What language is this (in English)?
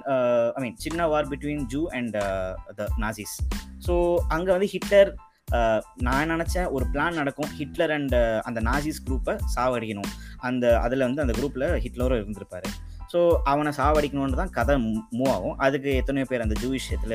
Tamil